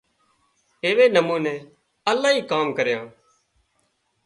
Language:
Wadiyara Koli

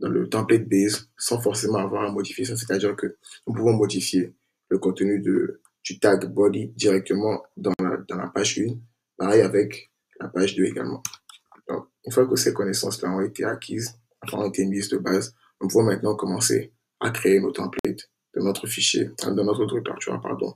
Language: French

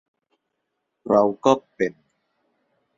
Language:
Thai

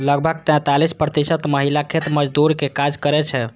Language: Maithili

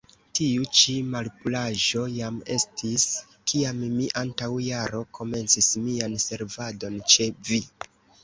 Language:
Esperanto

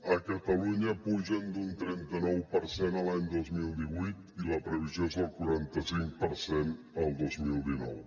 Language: Catalan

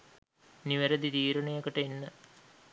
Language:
Sinhala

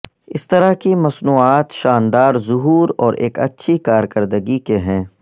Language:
Urdu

